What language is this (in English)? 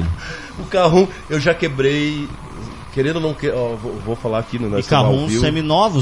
Portuguese